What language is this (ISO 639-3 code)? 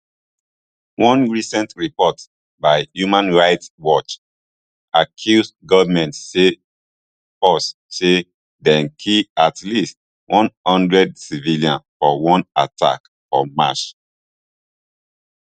pcm